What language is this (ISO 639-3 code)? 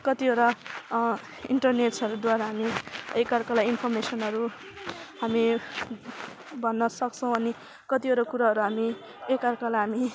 nep